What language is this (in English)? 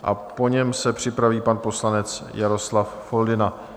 Czech